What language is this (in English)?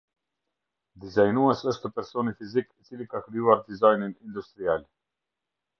Albanian